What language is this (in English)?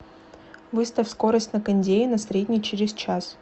Russian